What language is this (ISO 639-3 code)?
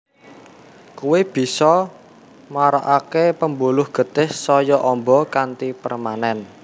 jav